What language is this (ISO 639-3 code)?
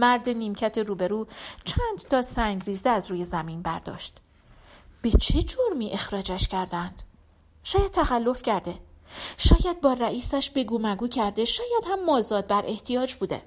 fas